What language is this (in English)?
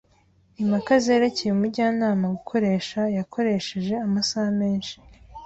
Kinyarwanda